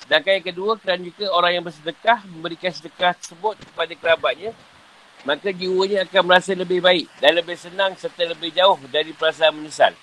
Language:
Malay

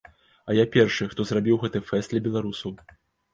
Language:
Belarusian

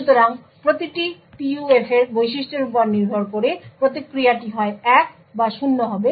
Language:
Bangla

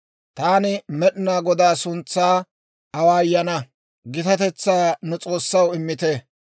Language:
Dawro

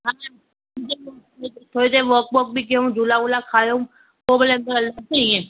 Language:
Sindhi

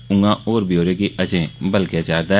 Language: Dogri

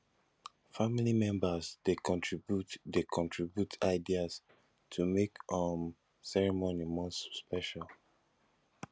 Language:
Nigerian Pidgin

